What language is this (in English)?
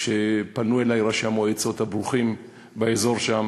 Hebrew